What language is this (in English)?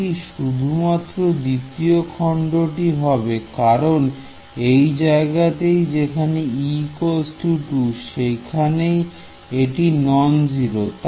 Bangla